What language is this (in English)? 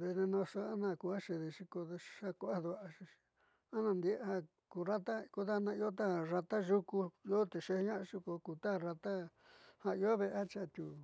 Southeastern Nochixtlán Mixtec